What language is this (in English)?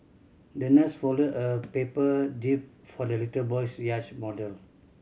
English